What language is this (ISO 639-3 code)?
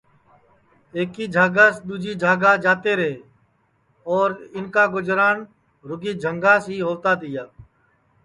ssi